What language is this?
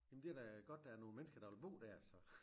Danish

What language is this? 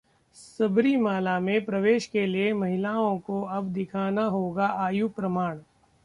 Hindi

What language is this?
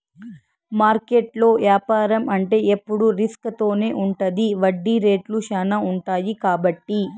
Telugu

